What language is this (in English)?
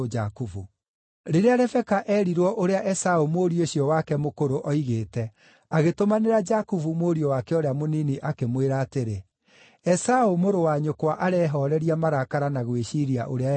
Kikuyu